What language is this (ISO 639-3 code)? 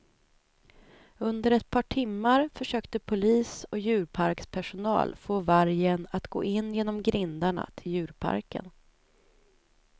swe